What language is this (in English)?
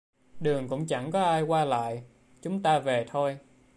Vietnamese